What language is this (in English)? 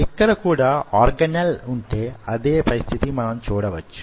Telugu